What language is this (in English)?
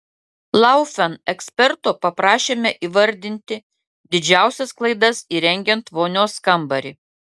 Lithuanian